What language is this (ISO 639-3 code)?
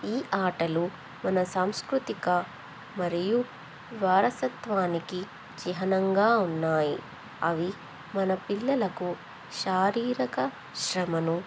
tel